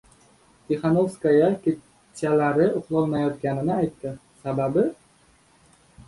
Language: Uzbek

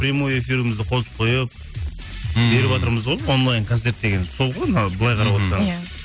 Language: Kazakh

